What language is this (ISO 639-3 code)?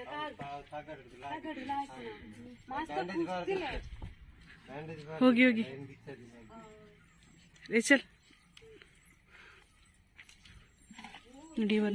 ron